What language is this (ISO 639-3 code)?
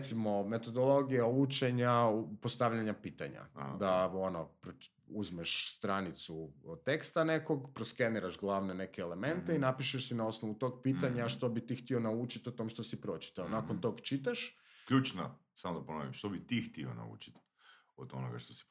hrv